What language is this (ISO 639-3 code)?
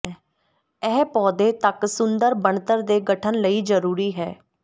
pan